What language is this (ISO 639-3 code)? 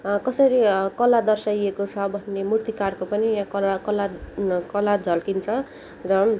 nep